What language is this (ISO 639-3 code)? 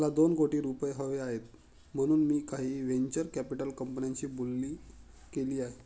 mar